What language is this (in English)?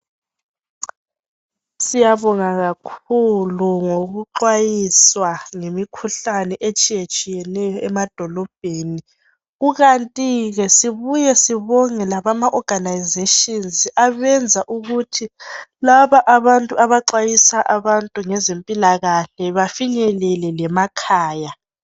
North Ndebele